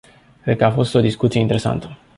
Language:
Romanian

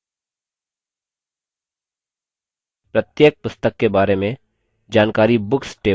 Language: Hindi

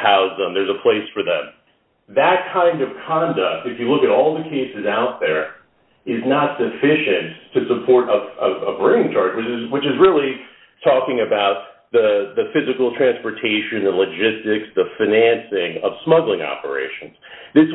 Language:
English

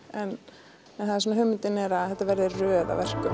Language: Icelandic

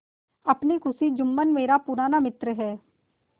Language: Hindi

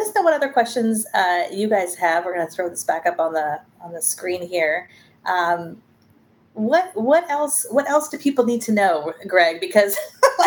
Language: English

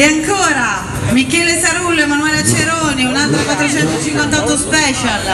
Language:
Italian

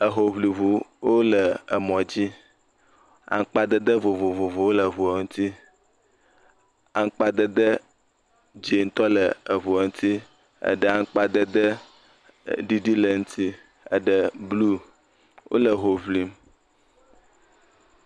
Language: Ewe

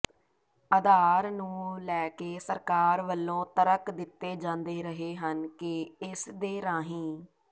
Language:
Punjabi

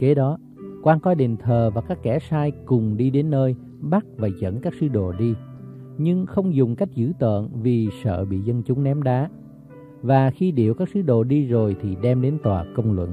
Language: Vietnamese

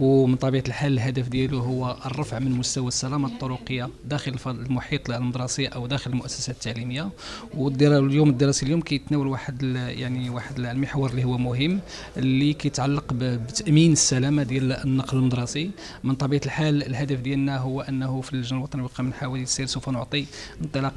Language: Arabic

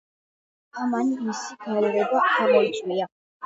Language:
Georgian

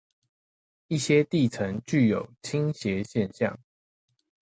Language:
Chinese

